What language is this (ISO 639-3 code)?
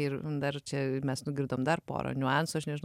lit